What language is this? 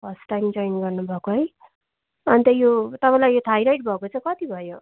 Nepali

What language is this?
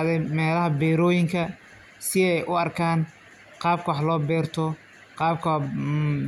Somali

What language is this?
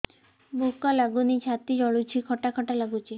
Odia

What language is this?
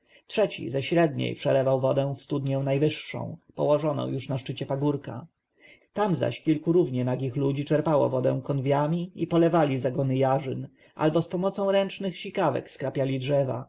Polish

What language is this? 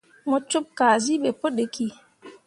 Mundang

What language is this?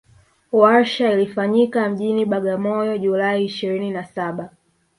Swahili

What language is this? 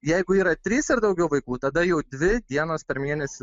Lithuanian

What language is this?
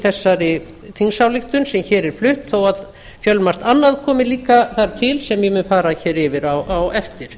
Icelandic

